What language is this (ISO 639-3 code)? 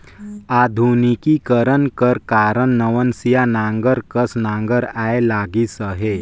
hne